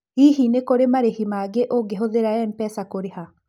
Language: Kikuyu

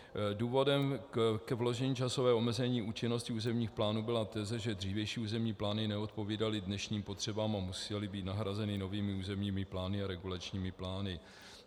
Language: Czech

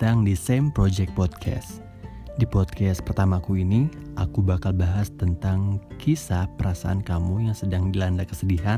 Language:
Indonesian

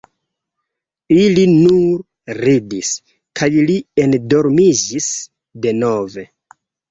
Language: Esperanto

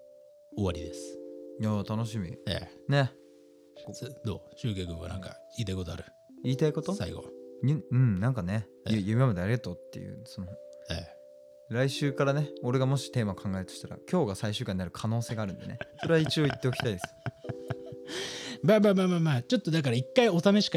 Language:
Japanese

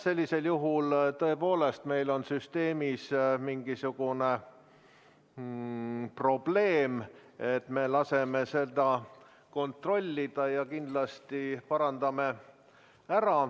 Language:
Estonian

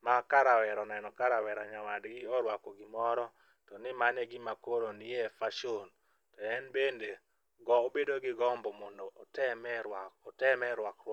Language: Luo (Kenya and Tanzania)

